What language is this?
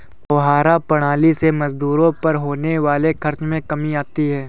Hindi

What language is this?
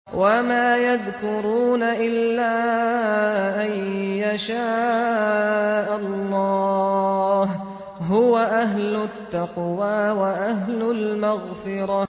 Arabic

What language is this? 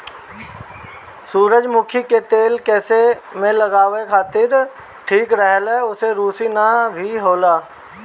Bhojpuri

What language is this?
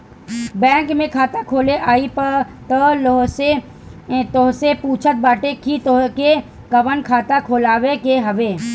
Bhojpuri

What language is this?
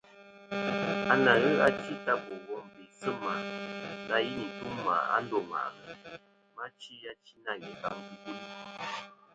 Kom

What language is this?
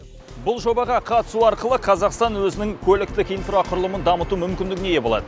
Kazakh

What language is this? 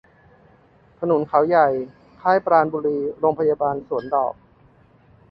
Thai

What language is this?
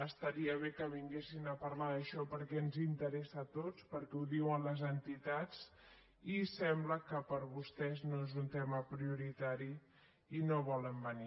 Catalan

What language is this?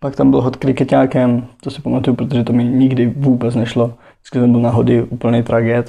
Czech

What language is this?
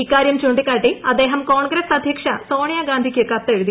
Malayalam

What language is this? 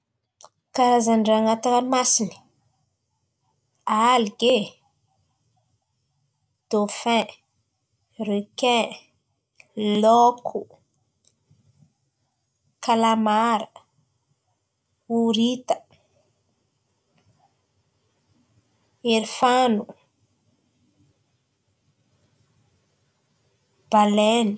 Antankarana Malagasy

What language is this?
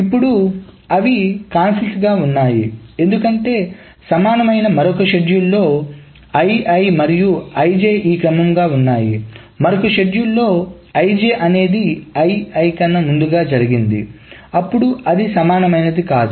Telugu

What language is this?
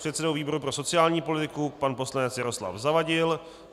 Czech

